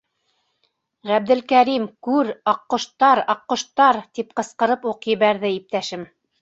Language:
Bashkir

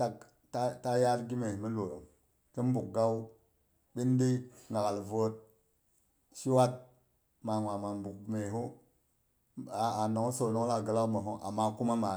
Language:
Boghom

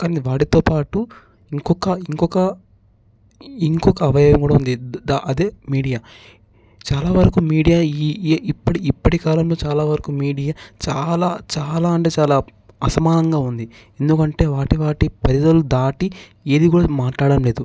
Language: Telugu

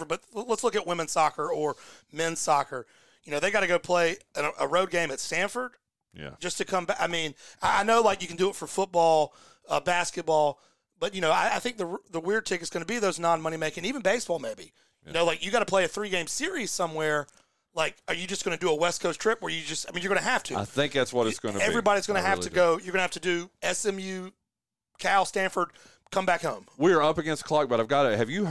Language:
English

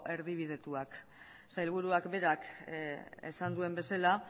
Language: Basque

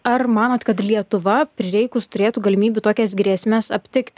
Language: Lithuanian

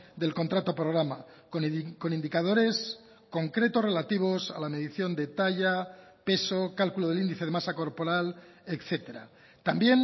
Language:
Spanish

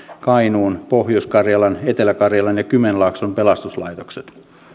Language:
Finnish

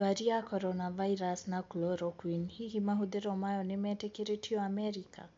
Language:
Kikuyu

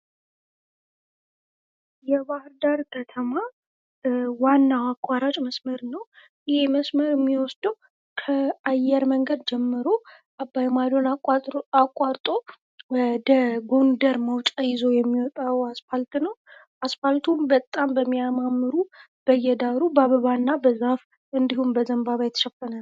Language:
Amharic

